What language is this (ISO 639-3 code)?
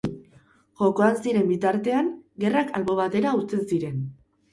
eus